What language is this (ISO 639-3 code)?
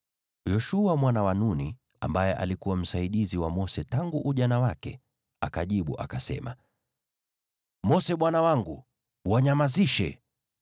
swa